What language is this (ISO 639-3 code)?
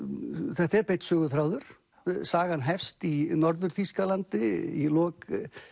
isl